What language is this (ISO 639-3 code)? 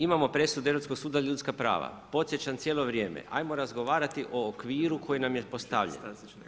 hrv